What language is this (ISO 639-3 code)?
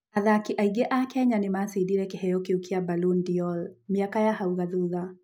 kik